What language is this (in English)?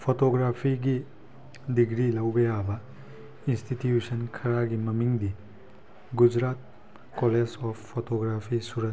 Manipuri